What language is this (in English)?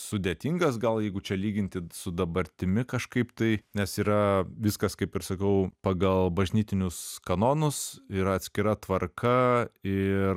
Lithuanian